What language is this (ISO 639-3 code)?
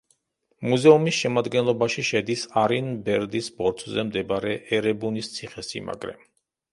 kat